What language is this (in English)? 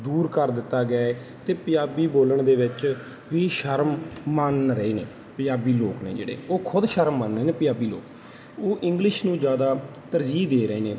Punjabi